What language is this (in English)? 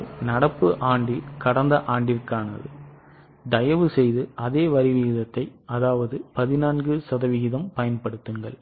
Tamil